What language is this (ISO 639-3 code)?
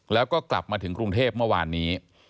tha